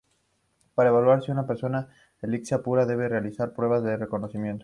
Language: Spanish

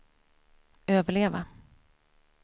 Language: Swedish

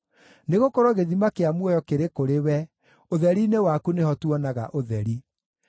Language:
Kikuyu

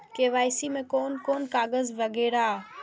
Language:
Maithili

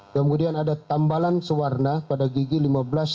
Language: Indonesian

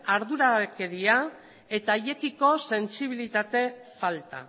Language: Basque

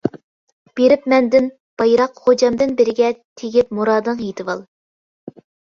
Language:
Uyghur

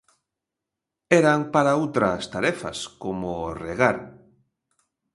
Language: Galician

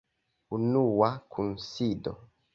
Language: Esperanto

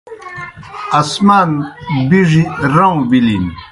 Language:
Kohistani Shina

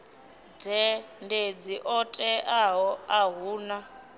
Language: Venda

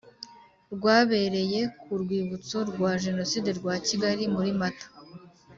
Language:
Kinyarwanda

